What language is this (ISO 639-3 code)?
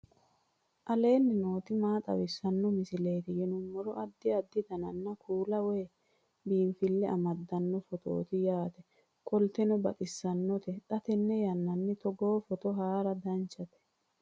sid